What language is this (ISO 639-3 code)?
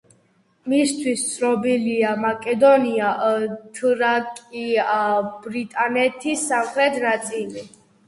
kat